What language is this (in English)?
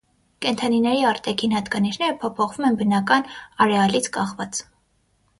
Armenian